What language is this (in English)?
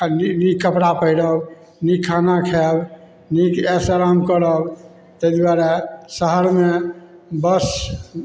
Maithili